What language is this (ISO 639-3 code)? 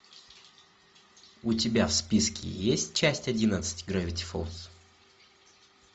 rus